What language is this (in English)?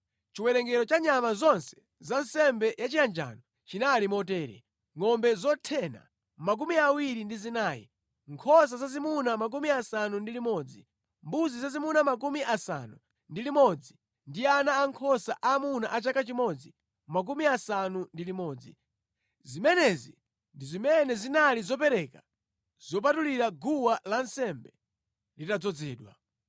Nyanja